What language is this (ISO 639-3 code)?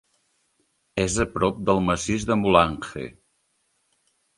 cat